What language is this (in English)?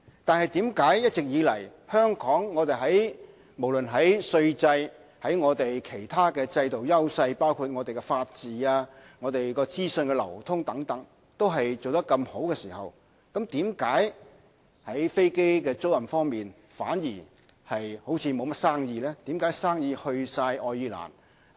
Cantonese